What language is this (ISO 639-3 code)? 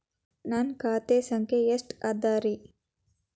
kan